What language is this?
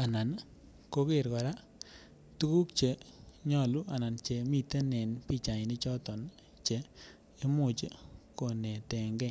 Kalenjin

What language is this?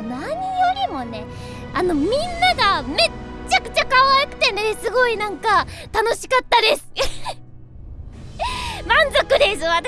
Japanese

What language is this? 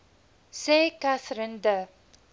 Afrikaans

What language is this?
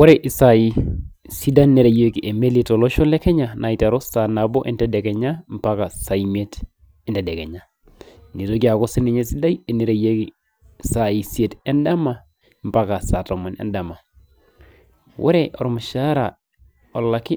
Masai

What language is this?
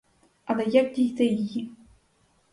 Ukrainian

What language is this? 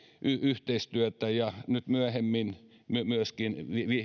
Finnish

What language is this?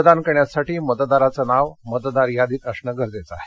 Marathi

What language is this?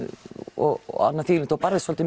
Icelandic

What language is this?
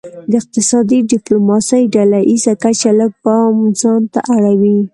Pashto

